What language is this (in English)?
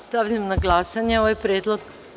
Serbian